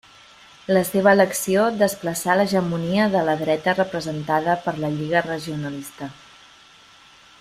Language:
Catalan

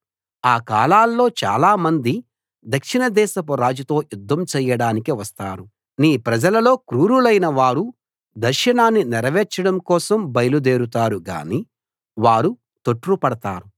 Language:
Telugu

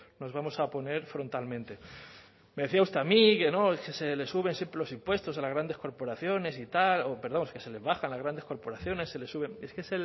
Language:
Spanish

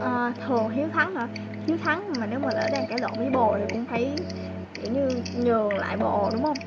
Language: Vietnamese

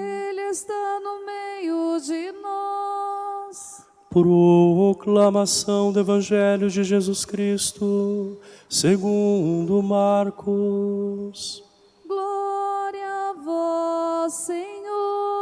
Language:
Portuguese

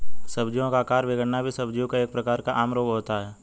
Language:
Hindi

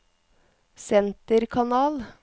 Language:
Norwegian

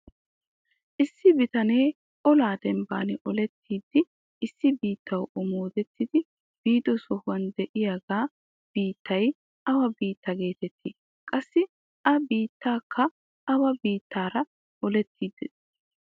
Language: Wolaytta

